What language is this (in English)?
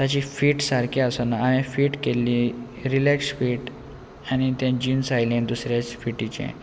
Konkani